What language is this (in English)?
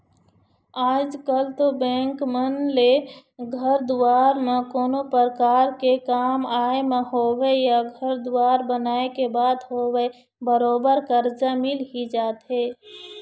Chhattisgarhi